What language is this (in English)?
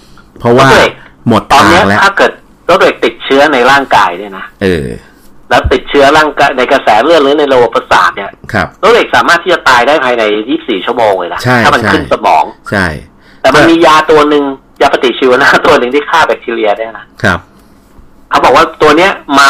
Thai